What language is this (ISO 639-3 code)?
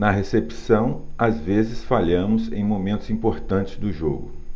por